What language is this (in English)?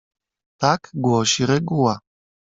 Polish